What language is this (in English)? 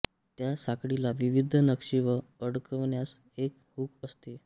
Marathi